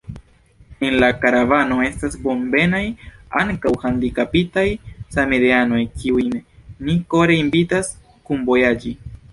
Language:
Esperanto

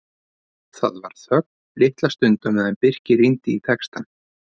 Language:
Icelandic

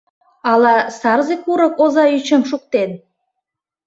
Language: Mari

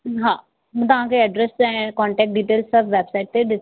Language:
Sindhi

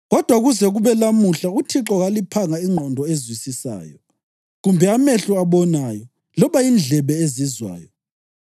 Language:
North Ndebele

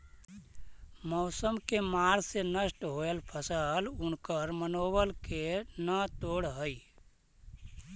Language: Magahi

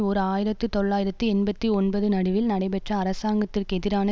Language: Tamil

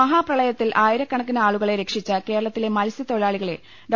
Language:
Malayalam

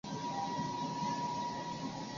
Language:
Chinese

